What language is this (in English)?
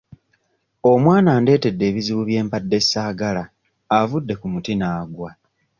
Ganda